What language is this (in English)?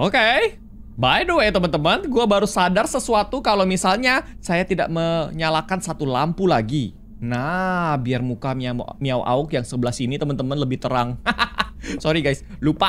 Indonesian